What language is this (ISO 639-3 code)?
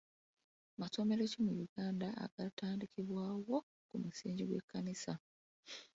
lug